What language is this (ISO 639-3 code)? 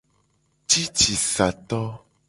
gej